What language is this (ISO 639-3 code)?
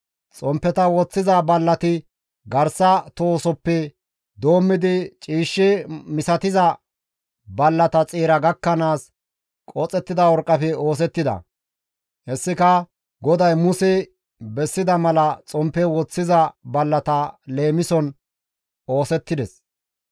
gmv